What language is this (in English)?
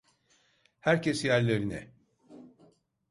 Turkish